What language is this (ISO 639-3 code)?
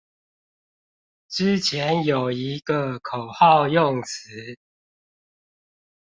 zho